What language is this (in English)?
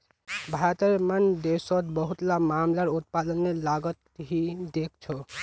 Magahi